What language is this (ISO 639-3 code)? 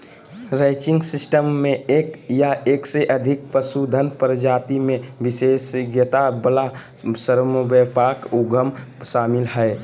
mag